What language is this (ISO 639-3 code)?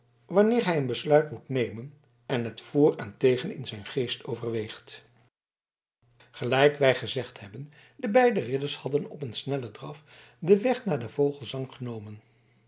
nld